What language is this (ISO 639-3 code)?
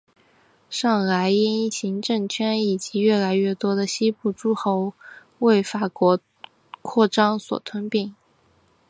zho